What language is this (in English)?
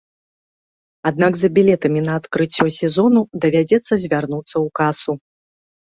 Belarusian